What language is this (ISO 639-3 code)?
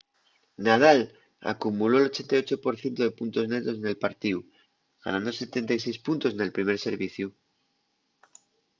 ast